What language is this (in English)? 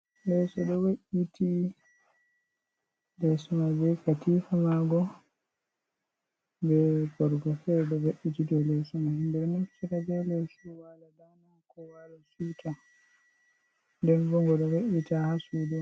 Fula